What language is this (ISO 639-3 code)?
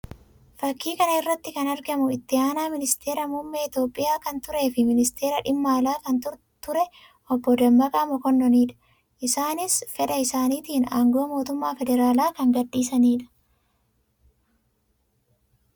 orm